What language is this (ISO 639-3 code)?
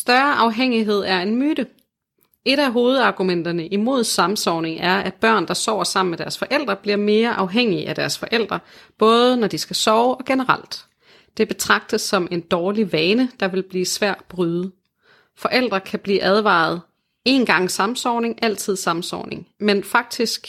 dan